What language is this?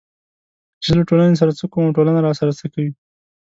Pashto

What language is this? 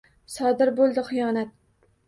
Uzbek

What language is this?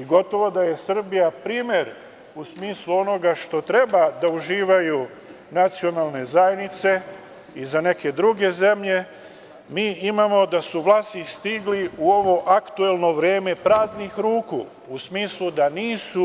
Serbian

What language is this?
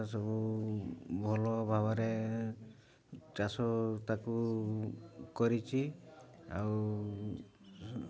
Odia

